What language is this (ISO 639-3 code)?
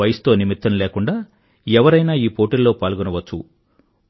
tel